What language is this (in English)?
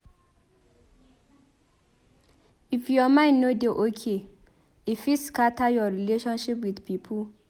Nigerian Pidgin